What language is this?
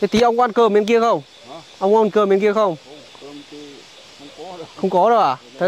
Vietnamese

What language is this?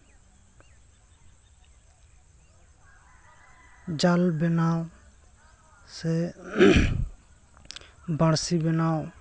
Santali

